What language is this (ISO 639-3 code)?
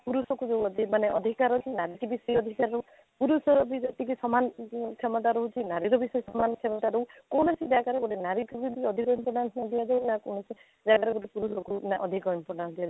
ori